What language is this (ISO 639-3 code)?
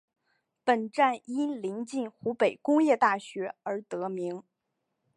zho